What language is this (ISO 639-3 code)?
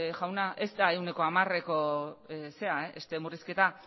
eus